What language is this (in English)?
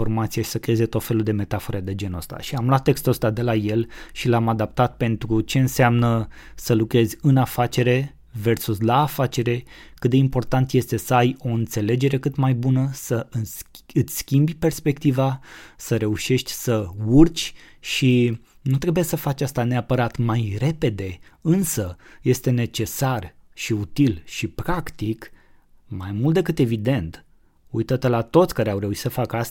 Romanian